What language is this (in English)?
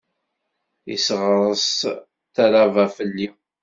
Kabyle